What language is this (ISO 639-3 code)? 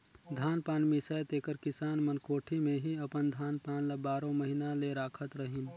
hne